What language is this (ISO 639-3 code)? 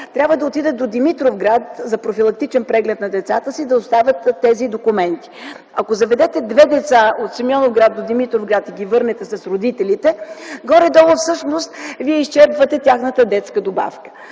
bul